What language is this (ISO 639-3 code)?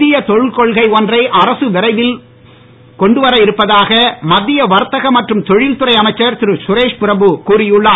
tam